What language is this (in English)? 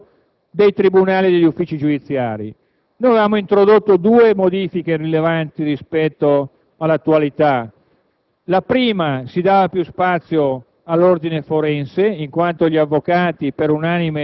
Italian